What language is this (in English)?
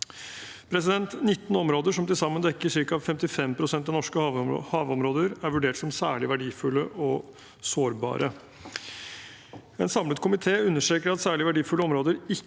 Norwegian